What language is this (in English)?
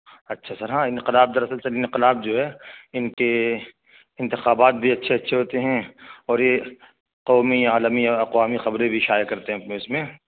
Urdu